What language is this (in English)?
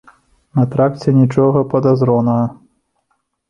Belarusian